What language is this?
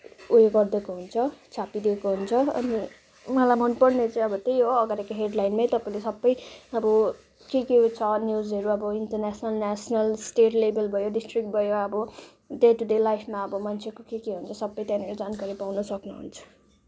Nepali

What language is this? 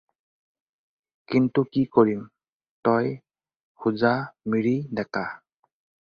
Assamese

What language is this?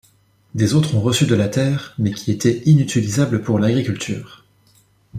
French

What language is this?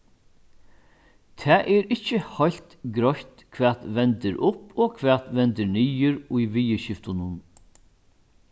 Faroese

